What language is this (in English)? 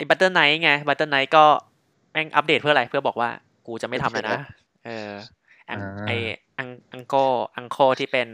Thai